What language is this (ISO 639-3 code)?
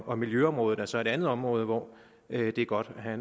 dan